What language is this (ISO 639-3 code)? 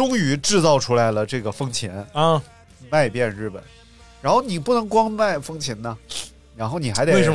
zho